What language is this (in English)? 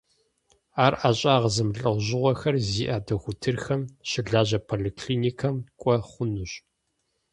Kabardian